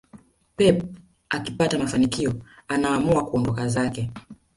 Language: Swahili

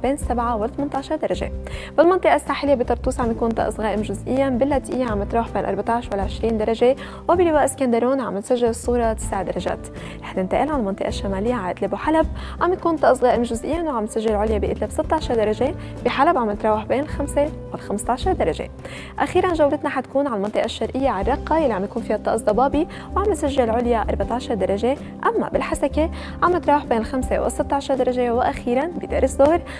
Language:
Arabic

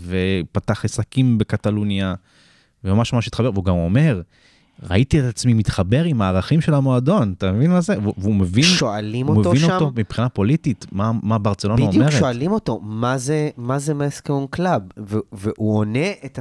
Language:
Hebrew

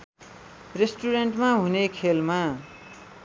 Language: Nepali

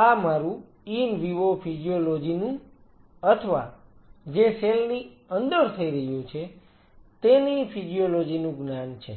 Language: Gujarati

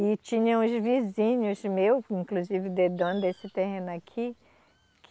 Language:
Portuguese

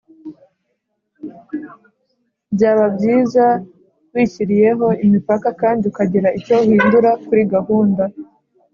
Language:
Kinyarwanda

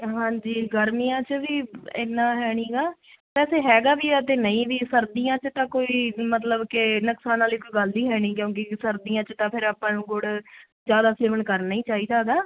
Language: Punjabi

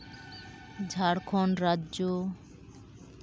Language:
Santali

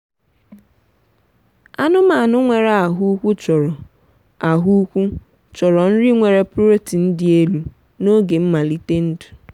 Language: Igbo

